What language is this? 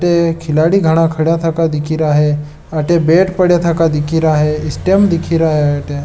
Marwari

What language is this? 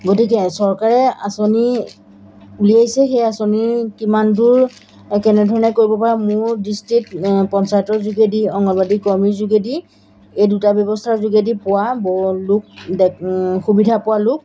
Assamese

